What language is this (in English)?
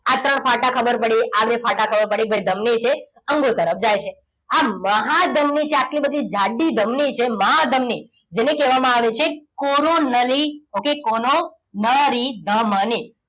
Gujarati